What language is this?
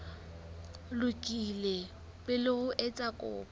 Southern Sotho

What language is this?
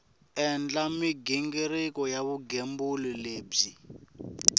Tsonga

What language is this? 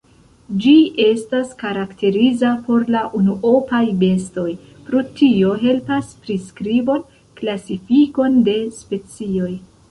Esperanto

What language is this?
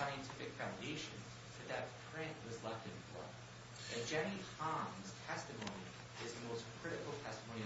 English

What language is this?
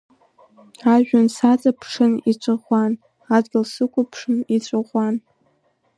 Abkhazian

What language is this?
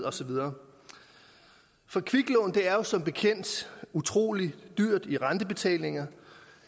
Danish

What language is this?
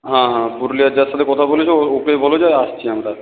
Bangla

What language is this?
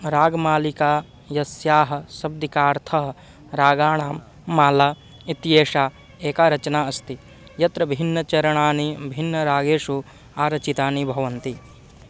Sanskrit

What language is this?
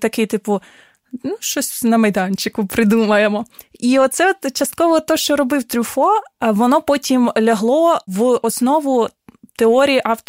Ukrainian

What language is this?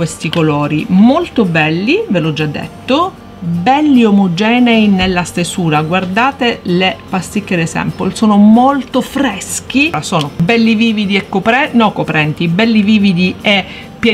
Italian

